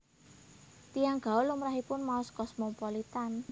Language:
Javanese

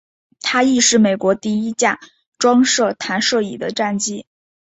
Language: Chinese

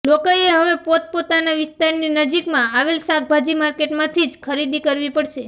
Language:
Gujarati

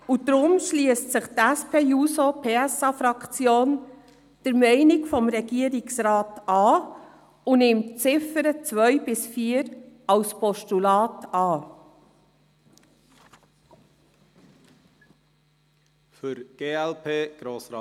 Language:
Swiss German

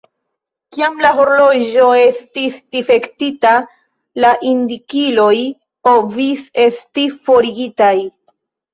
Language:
Esperanto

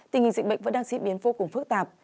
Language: Vietnamese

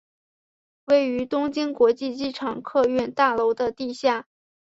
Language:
Chinese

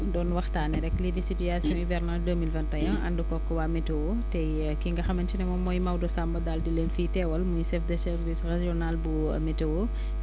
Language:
Wolof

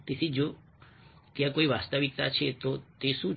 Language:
Gujarati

